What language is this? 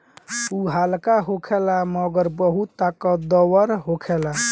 Bhojpuri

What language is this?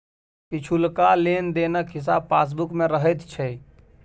Maithili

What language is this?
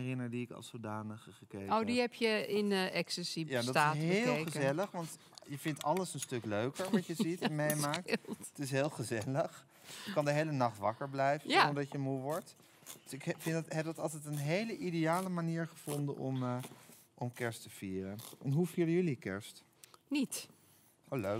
Dutch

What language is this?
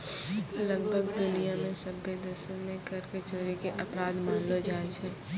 Maithili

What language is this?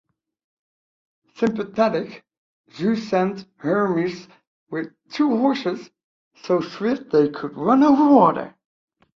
English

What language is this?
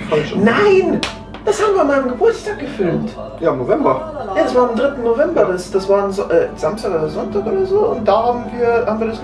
German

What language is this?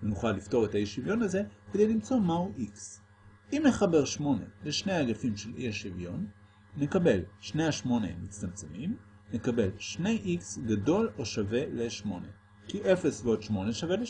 Hebrew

